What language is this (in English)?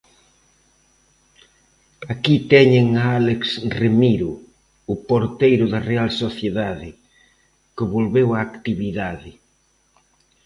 Galician